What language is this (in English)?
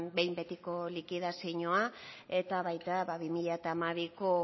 Basque